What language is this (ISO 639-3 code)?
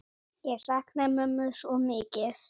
isl